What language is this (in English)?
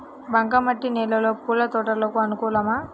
Telugu